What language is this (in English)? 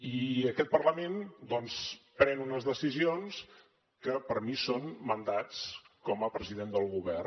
Catalan